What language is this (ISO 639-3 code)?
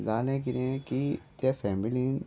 kok